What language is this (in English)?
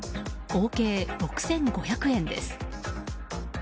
Japanese